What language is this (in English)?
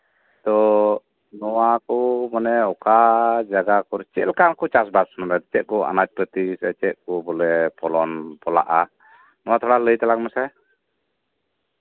Santali